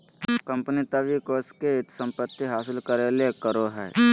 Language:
Magahi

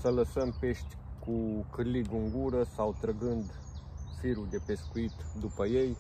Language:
Romanian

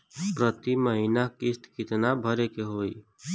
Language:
Bhojpuri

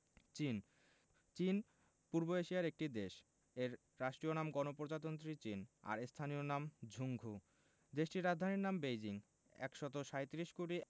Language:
Bangla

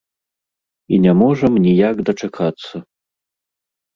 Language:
Belarusian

